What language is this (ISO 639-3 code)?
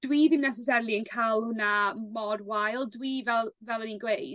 cym